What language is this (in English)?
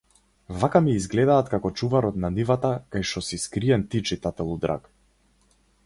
Macedonian